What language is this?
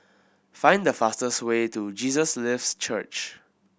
English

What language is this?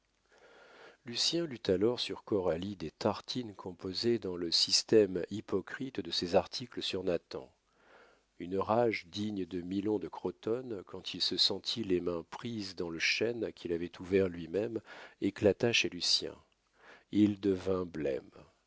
French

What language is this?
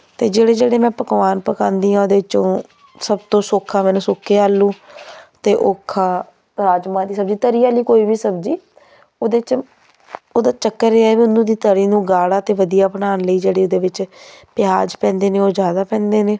Punjabi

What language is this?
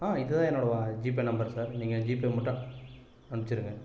Tamil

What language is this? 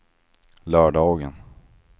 Swedish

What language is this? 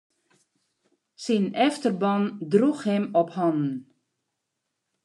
Western Frisian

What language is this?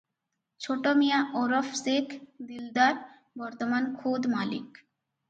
Odia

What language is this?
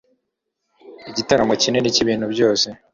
Kinyarwanda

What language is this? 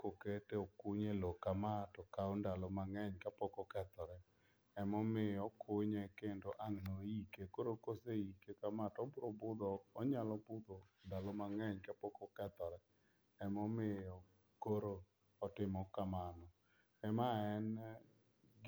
Luo (Kenya and Tanzania)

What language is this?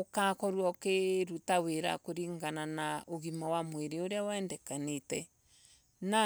Embu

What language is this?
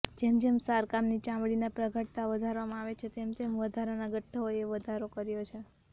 Gujarati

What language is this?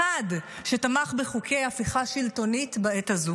Hebrew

